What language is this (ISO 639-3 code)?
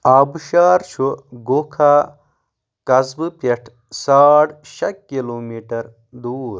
kas